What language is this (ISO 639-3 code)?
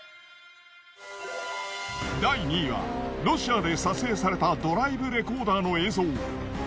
jpn